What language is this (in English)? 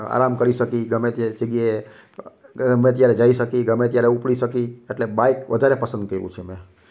Gujarati